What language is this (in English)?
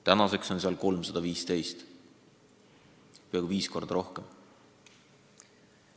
Estonian